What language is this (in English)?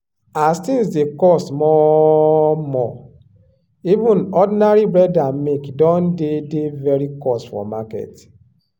Nigerian Pidgin